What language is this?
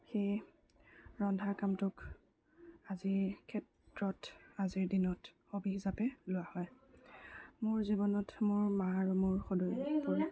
Assamese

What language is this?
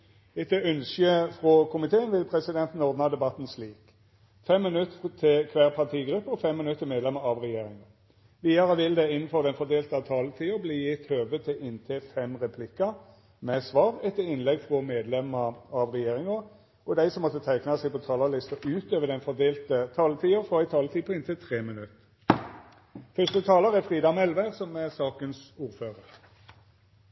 Norwegian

